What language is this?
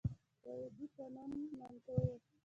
Pashto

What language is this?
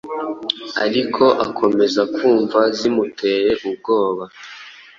Kinyarwanda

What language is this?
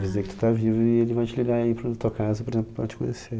Portuguese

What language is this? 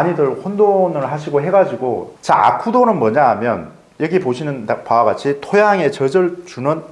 Korean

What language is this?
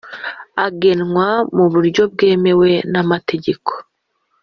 Kinyarwanda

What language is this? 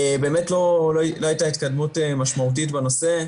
Hebrew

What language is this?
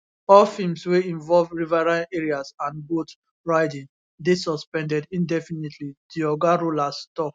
Nigerian Pidgin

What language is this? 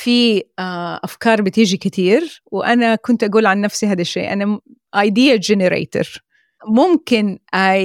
Arabic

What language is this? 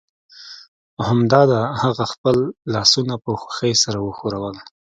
Pashto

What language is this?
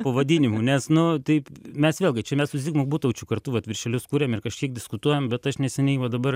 Lithuanian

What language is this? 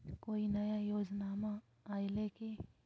Magahi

